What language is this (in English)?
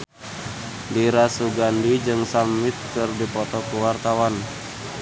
Sundanese